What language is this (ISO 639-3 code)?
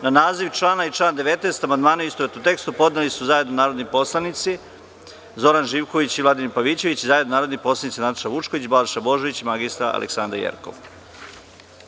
srp